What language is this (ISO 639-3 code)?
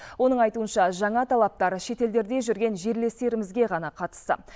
kaz